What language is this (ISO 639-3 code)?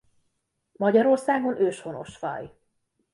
hun